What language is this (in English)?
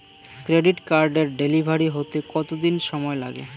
Bangla